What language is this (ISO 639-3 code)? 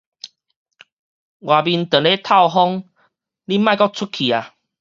nan